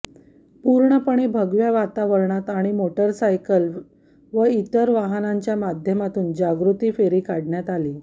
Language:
Marathi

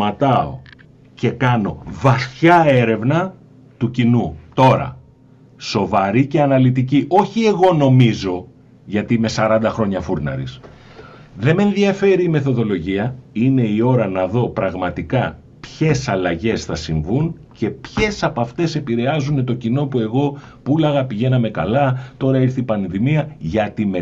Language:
Greek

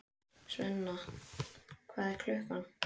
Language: Icelandic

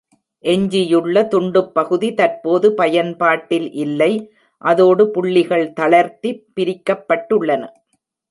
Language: Tamil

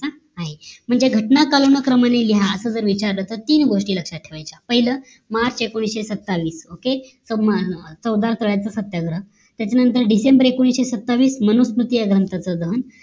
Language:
Marathi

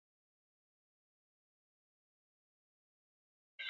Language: Basque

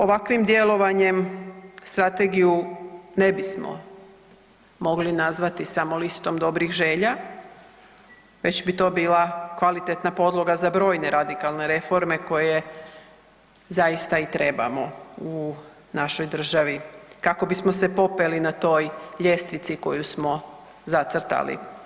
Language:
Croatian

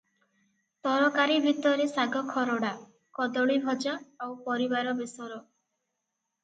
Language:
Odia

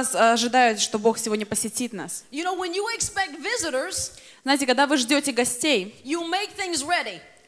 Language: Russian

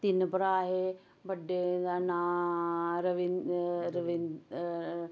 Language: Dogri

